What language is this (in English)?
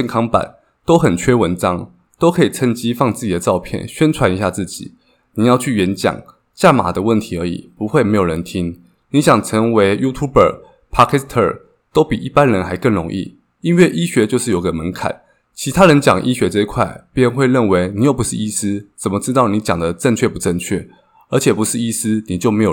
Chinese